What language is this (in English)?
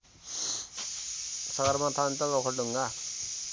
Nepali